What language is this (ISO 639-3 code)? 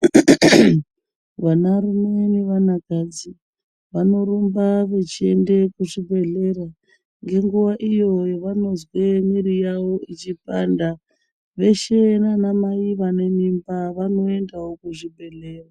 ndc